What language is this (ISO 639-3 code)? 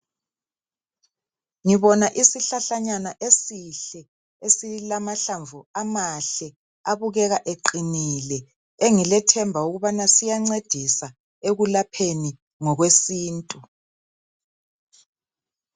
nde